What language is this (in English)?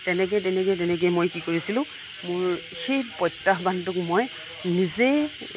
Assamese